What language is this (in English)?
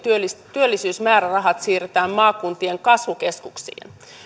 Finnish